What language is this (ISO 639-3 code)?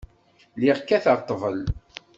kab